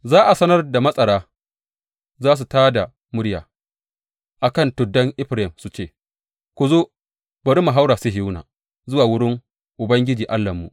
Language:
Hausa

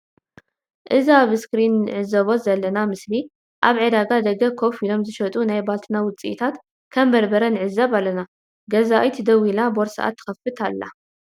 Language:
Tigrinya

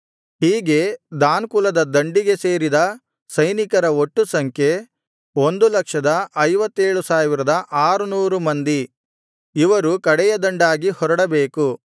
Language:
Kannada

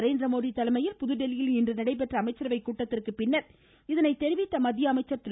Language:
Tamil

